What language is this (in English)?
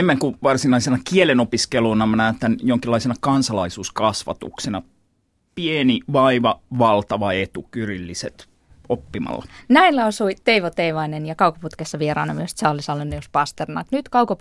Finnish